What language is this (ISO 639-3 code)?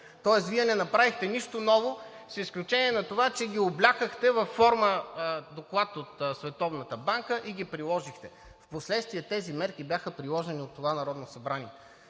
bul